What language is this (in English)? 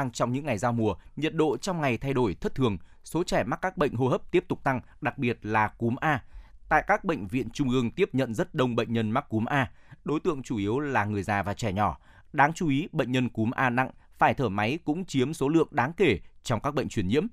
Vietnamese